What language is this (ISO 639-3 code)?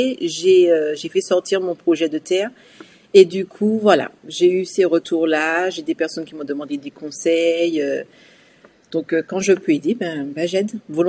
fra